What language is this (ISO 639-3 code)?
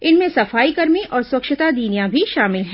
hin